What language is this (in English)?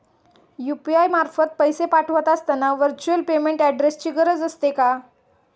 Marathi